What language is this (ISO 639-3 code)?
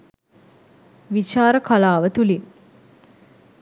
sin